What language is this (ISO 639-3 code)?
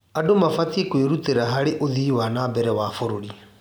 kik